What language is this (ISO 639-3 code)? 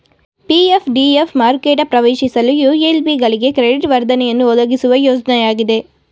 kan